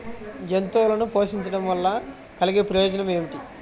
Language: Telugu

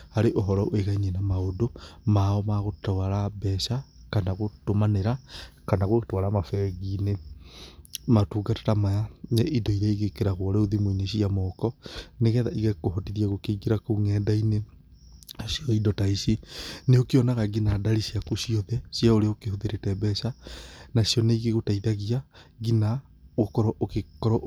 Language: Kikuyu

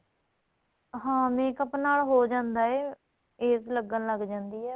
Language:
Punjabi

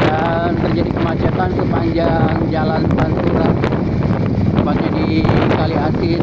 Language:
Indonesian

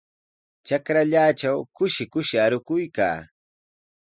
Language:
Sihuas Ancash Quechua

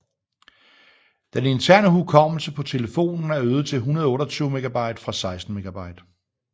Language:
Danish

